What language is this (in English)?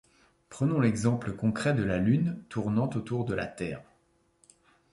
French